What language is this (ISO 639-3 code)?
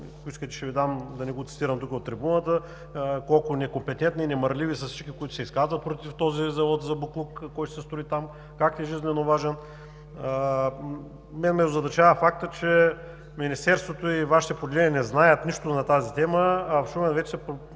bul